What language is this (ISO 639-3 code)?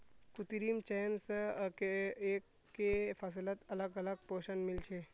mag